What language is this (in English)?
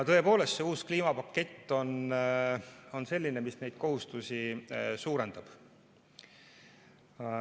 Estonian